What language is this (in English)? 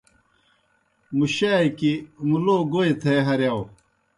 Kohistani Shina